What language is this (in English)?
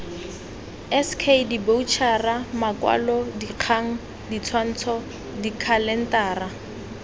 Tswana